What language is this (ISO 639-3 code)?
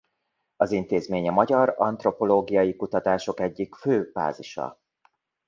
hun